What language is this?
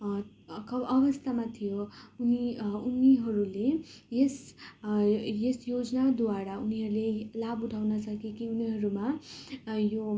Nepali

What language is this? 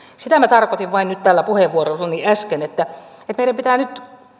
Finnish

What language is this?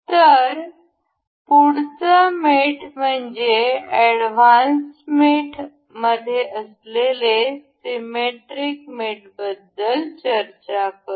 Marathi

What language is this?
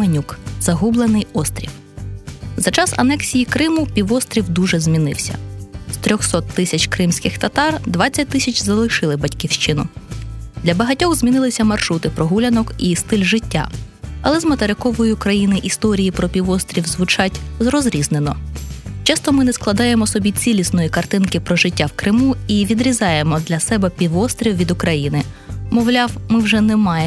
Ukrainian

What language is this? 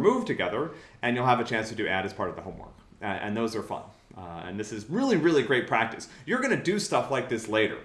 English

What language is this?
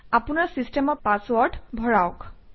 Assamese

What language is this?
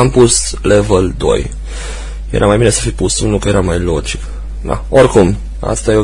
Romanian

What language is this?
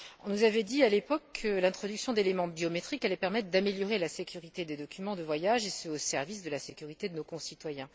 French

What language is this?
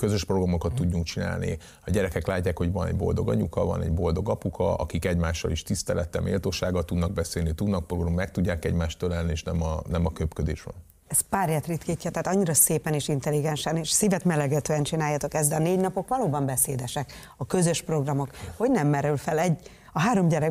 Hungarian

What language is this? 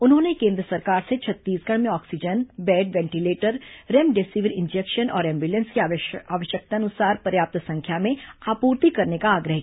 Hindi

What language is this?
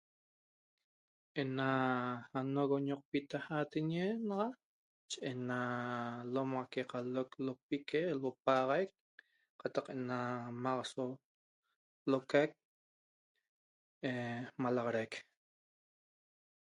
Toba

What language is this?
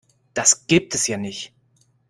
German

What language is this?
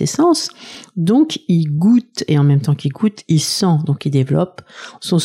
French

